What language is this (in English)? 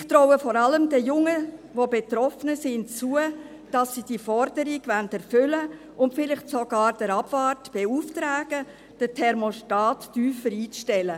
Swiss German